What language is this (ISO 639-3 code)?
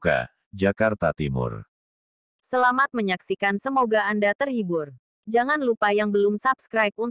ind